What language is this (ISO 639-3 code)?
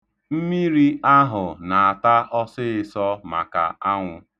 ibo